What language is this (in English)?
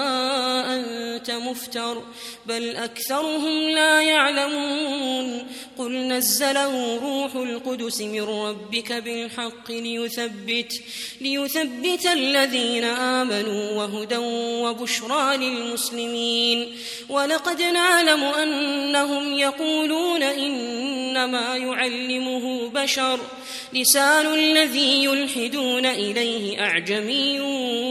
Arabic